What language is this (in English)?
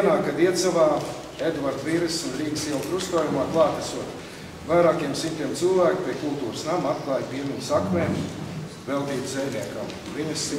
Latvian